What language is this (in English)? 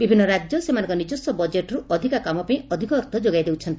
Odia